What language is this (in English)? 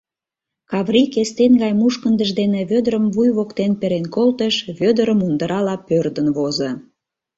Mari